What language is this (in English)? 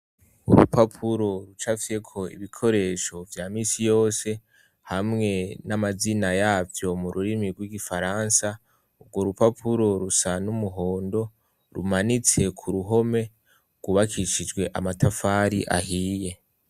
Rundi